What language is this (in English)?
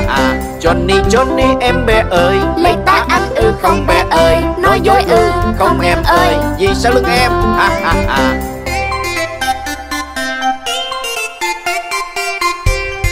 Vietnamese